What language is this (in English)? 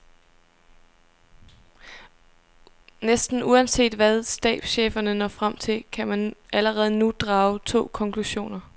Danish